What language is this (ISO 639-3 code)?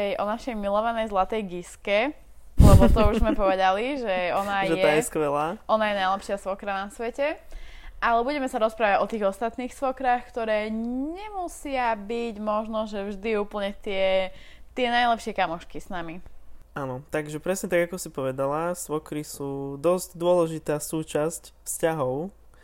slk